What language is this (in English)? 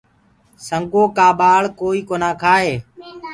Gurgula